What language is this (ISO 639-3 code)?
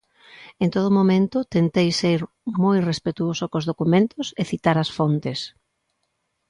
glg